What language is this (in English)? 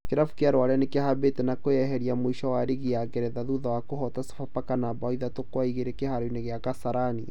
Kikuyu